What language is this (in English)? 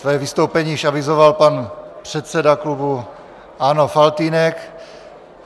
Czech